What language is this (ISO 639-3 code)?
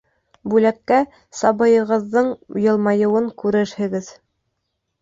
bak